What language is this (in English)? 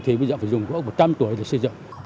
Vietnamese